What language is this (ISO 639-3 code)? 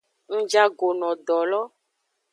ajg